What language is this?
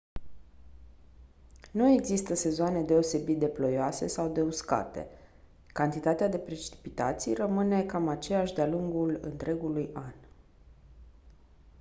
Romanian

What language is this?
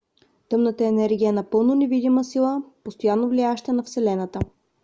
Bulgarian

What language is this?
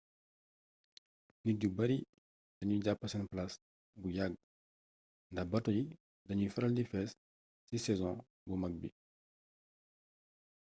Wolof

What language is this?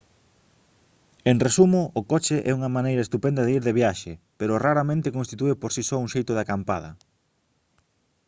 Galician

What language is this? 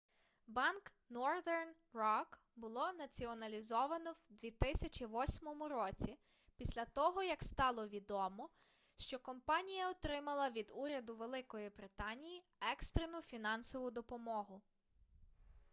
Ukrainian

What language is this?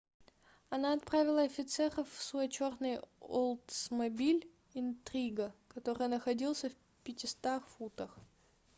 Russian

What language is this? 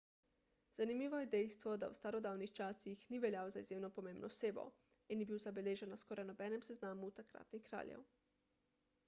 Slovenian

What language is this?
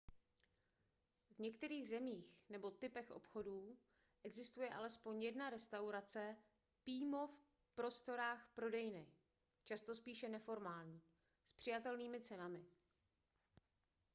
Czech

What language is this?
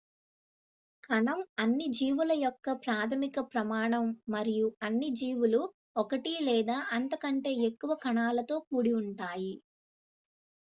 Telugu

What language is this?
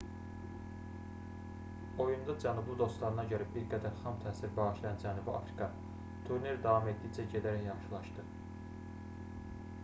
Azerbaijani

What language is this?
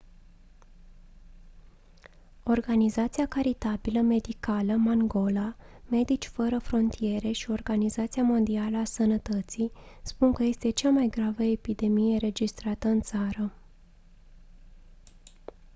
Romanian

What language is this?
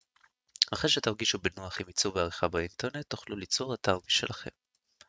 Hebrew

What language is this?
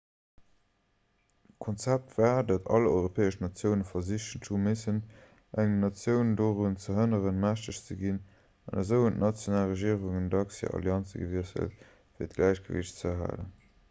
Luxembourgish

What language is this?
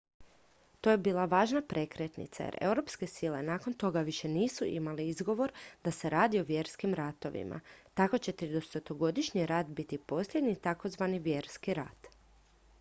Croatian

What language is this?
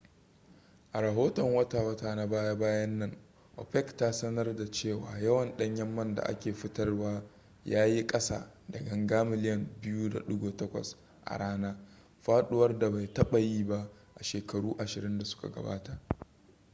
Hausa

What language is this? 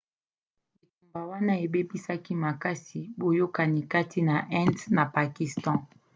Lingala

